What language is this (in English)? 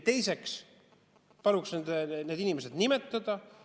Estonian